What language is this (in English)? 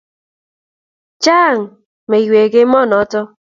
Kalenjin